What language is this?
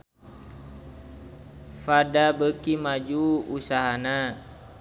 Sundanese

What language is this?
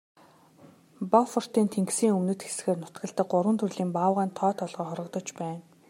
Mongolian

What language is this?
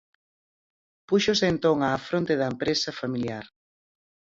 Galician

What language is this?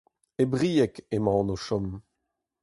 Breton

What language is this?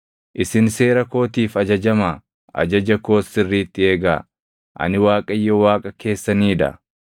Oromo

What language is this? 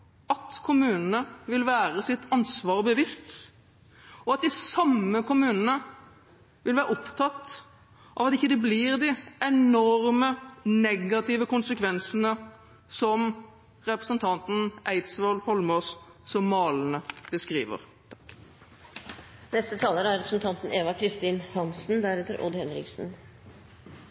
Norwegian Bokmål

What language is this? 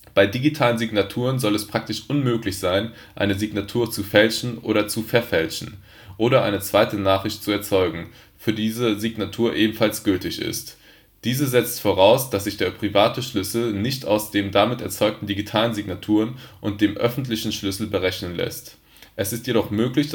German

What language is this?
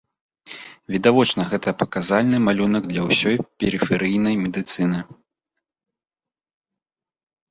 Belarusian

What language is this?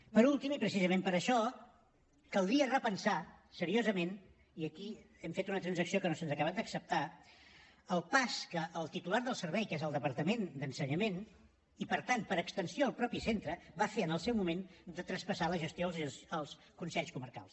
Catalan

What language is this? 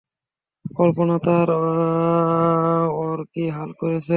Bangla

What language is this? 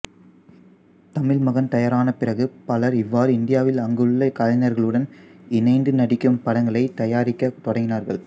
Tamil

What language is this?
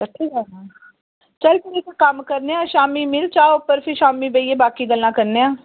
Dogri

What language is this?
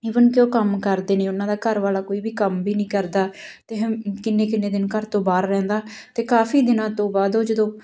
Punjabi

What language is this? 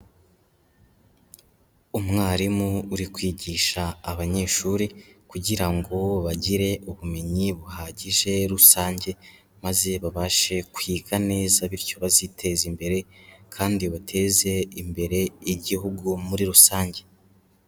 Kinyarwanda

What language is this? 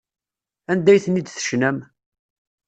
Kabyle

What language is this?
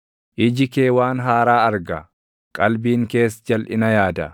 Oromo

